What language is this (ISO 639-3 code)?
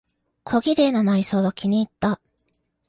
jpn